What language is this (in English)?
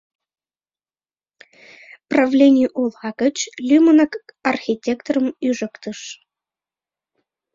Mari